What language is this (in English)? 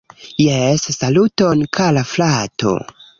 Esperanto